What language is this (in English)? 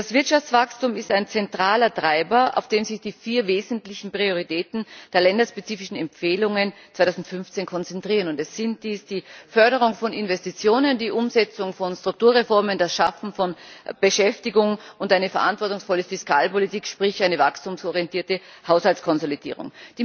German